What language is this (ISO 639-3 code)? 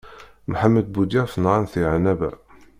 kab